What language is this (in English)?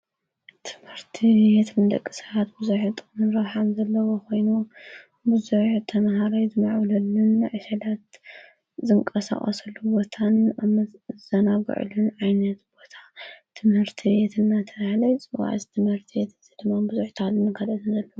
Tigrinya